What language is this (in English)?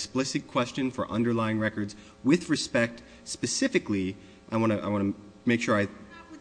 English